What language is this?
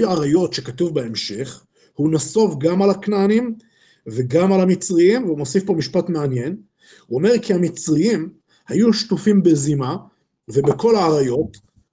Hebrew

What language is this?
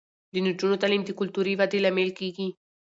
Pashto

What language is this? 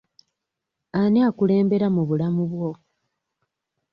Ganda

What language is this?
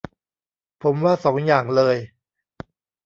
Thai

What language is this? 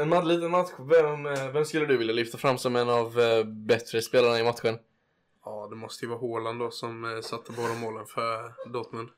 Swedish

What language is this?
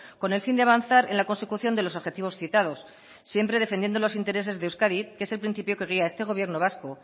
Spanish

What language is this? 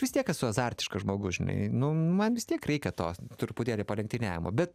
Lithuanian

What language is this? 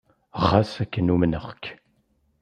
Kabyle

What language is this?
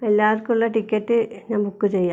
Malayalam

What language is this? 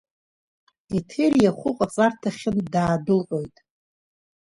Abkhazian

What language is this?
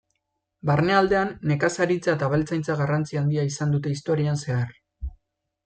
Basque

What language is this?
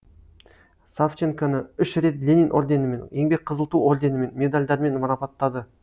Kazakh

